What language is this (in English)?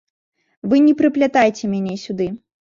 Belarusian